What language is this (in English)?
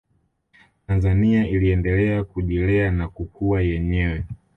Swahili